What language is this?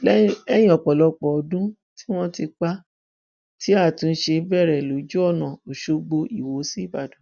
Yoruba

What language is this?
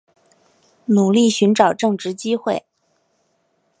Chinese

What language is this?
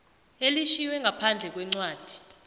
South Ndebele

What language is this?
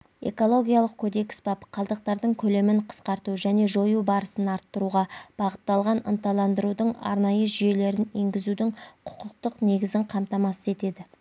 Kazakh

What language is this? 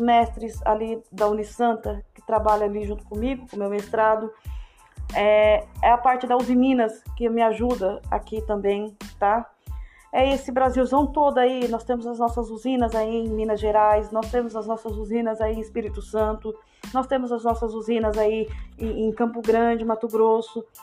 Portuguese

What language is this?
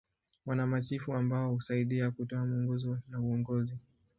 Swahili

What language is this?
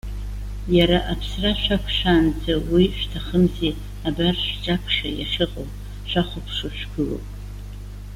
Abkhazian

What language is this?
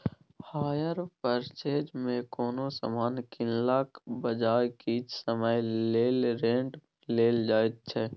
Maithili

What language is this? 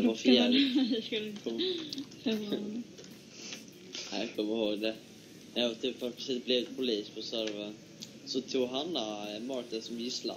Swedish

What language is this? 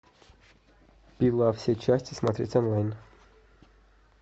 Russian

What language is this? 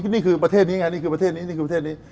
Thai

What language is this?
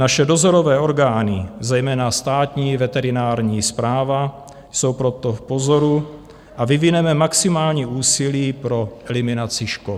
Czech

